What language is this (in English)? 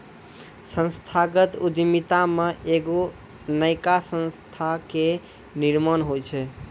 Maithili